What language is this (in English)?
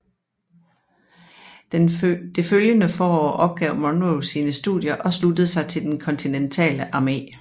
Danish